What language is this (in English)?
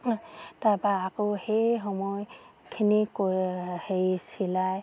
Assamese